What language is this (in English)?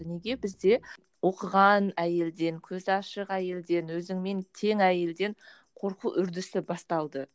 Kazakh